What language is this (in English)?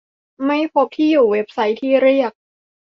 Thai